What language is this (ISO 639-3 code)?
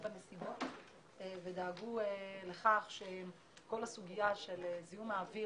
heb